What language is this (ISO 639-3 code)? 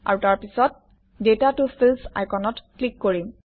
asm